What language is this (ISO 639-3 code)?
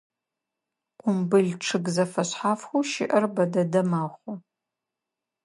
ady